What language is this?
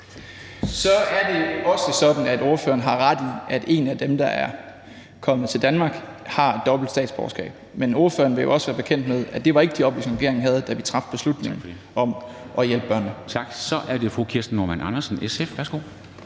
Danish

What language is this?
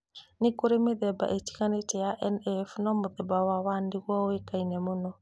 Kikuyu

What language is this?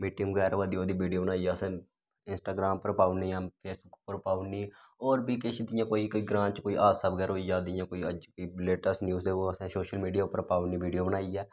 Dogri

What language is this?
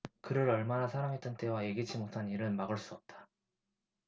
Korean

